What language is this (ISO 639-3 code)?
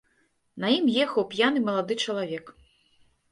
bel